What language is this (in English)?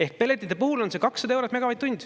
Estonian